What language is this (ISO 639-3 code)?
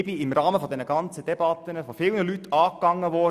gsw